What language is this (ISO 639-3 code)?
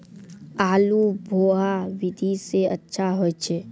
mai